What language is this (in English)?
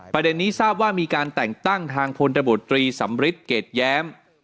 Thai